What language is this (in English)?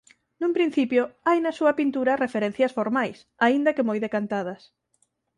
Galician